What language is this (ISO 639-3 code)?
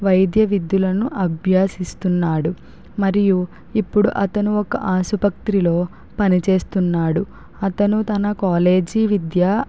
tel